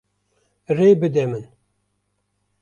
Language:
Kurdish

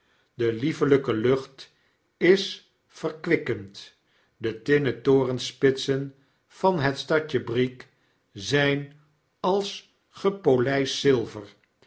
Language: Dutch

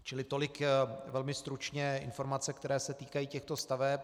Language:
Czech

